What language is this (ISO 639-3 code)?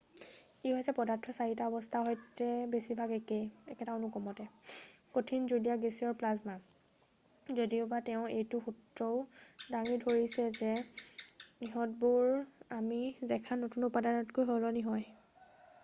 asm